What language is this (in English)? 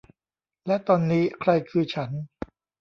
Thai